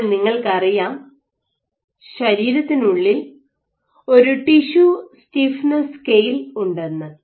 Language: Malayalam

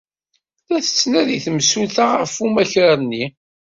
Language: Kabyle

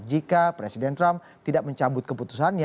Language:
Indonesian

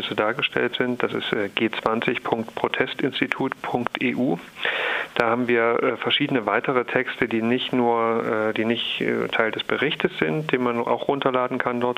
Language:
German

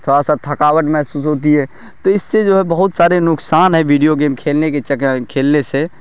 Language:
Urdu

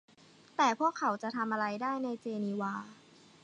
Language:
Thai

